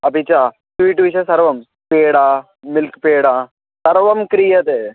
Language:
Sanskrit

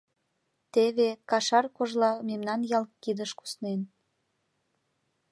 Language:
Mari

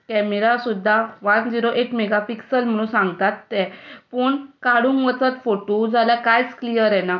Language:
Konkani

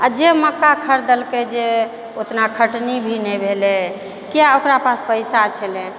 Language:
Maithili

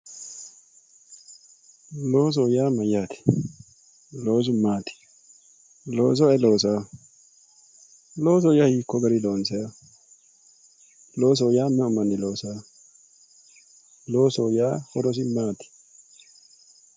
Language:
Sidamo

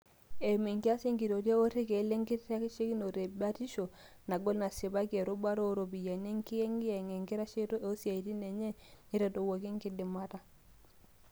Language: Masai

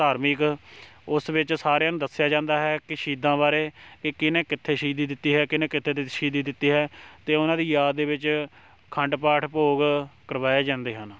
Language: Punjabi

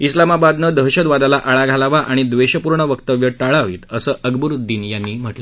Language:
Marathi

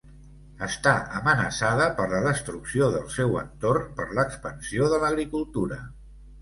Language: Catalan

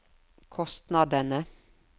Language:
Norwegian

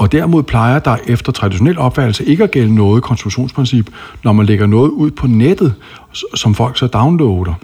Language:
Danish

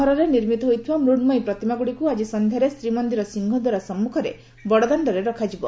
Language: Odia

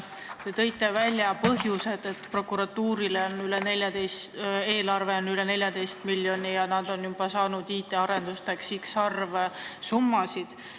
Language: Estonian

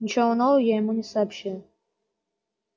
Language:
Russian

